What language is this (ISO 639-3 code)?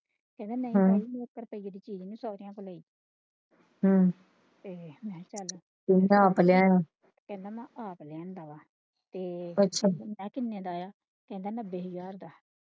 pan